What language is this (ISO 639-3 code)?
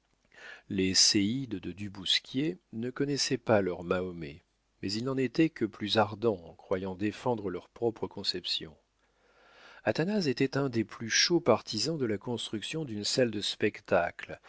fra